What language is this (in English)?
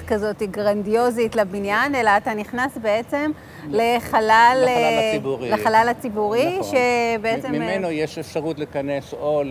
Hebrew